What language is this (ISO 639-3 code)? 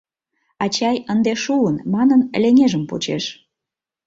chm